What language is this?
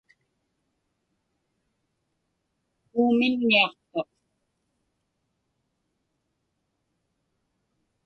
Inupiaq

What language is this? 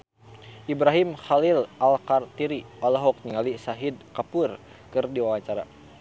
Sundanese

